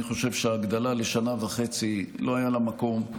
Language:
Hebrew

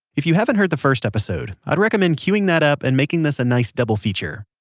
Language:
English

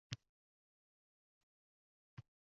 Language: Uzbek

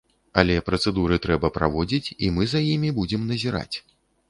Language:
Belarusian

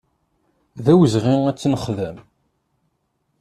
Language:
Kabyle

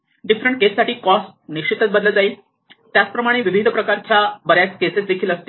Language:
Marathi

